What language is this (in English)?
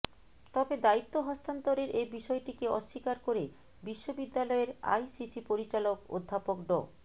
Bangla